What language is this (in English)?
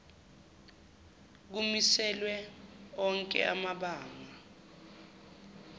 Zulu